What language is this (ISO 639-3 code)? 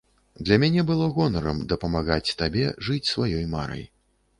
bel